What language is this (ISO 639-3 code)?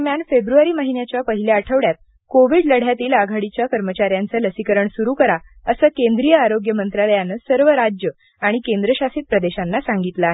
mar